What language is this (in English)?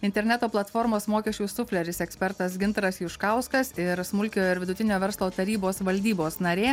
Lithuanian